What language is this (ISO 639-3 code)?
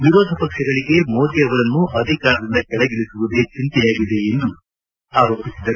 kan